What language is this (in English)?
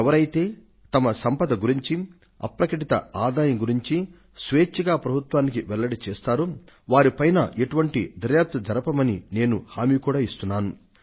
Telugu